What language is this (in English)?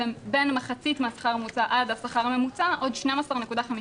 Hebrew